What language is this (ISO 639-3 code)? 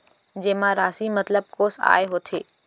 hne